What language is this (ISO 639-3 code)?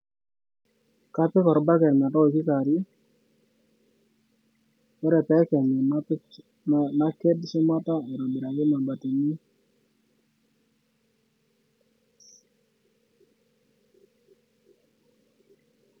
mas